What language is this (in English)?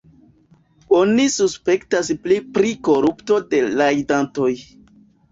Esperanto